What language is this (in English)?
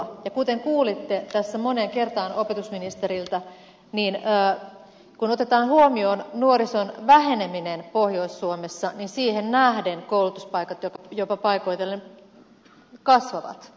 Finnish